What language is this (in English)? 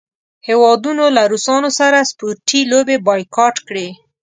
Pashto